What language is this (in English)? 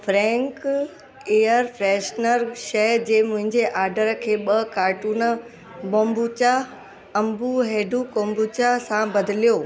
Sindhi